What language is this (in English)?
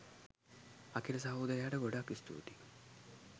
Sinhala